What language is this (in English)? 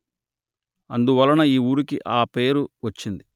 Telugu